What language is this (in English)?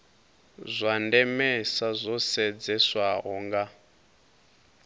Venda